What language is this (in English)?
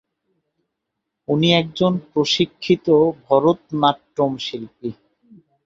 Bangla